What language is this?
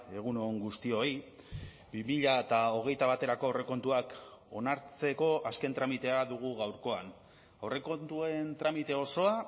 Basque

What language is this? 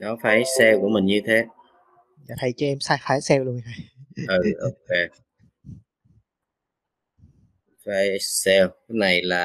Vietnamese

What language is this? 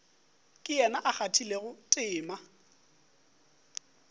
Northern Sotho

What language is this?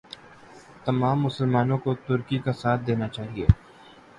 Urdu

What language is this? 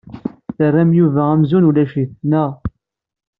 Kabyle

